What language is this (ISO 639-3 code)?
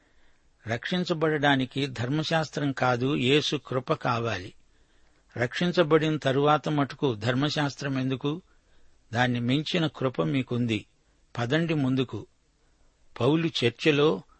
tel